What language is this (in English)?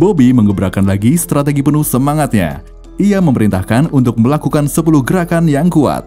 Indonesian